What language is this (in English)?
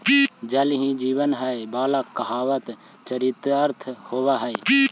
Magahi